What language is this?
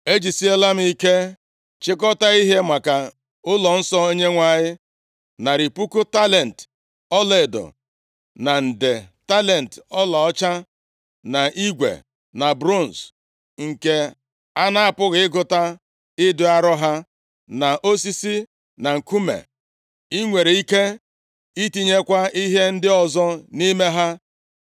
Igbo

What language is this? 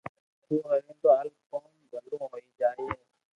Loarki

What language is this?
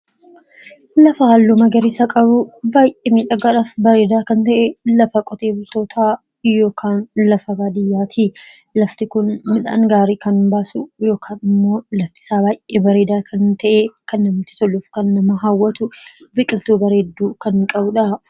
Oromo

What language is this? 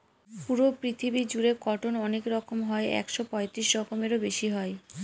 Bangla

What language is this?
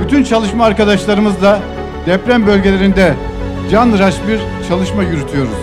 Turkish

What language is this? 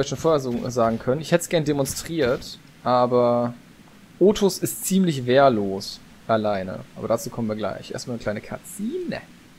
German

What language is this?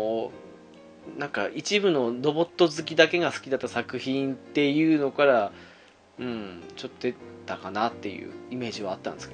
Japanese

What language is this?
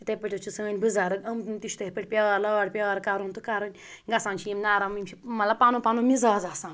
Kashmiri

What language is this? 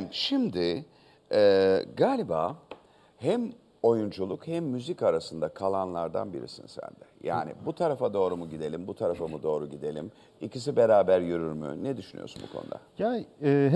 Turkish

